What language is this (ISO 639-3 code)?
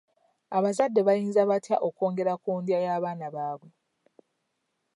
lug